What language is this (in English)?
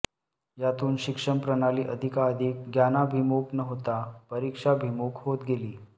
Marathi